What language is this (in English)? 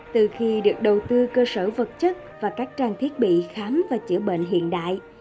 Vietnamese